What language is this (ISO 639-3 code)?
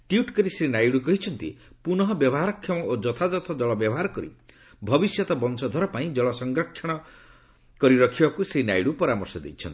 ori